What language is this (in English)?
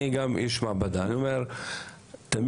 Hebrew